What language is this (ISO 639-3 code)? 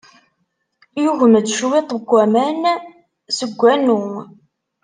kab